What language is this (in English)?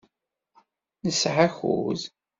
Kabyle